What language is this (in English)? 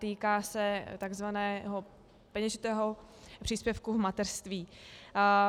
Czech